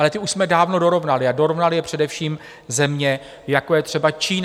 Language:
Czech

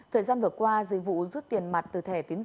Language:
Vietnamese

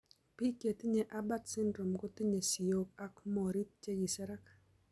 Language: Kalenjin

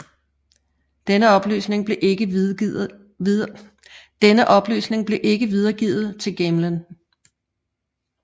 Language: Danish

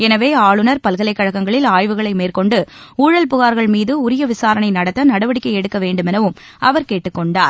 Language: Tamil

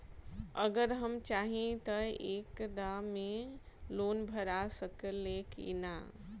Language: Bhojpuri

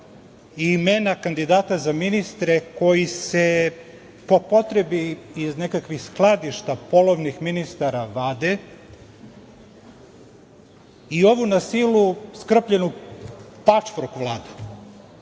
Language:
Serbian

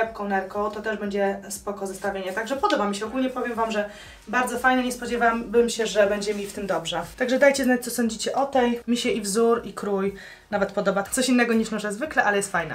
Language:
Polish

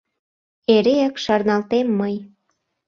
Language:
Mari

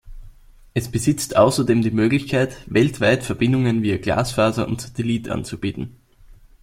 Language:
German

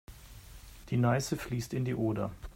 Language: German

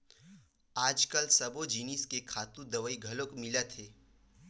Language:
Chhattisgarhi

